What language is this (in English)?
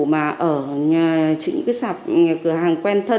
Vietnamese